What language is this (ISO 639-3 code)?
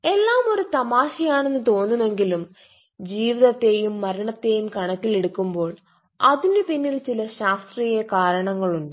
mal